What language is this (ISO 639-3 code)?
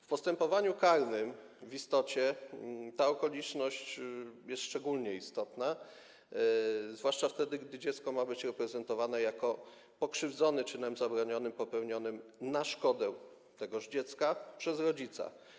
pol